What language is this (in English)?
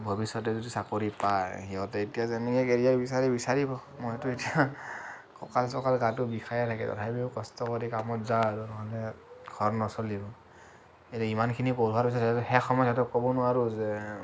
Assamese